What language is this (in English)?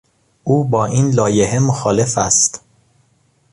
Persian